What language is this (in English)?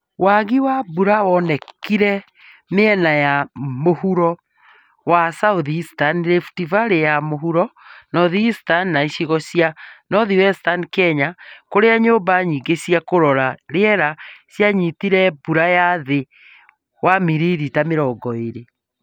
Kikuyu